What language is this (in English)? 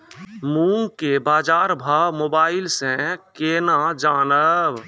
Maithili